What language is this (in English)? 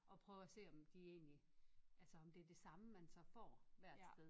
Danish